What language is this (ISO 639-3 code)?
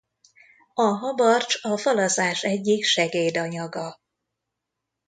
hun